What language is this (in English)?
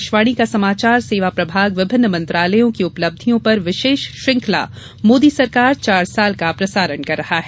Hindi